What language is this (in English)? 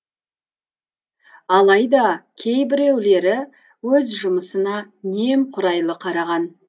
Kazakh